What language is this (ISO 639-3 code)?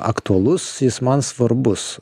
lit